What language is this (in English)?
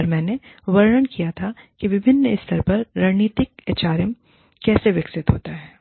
Hindi